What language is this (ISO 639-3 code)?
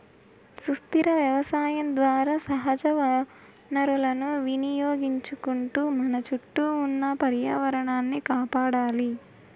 tel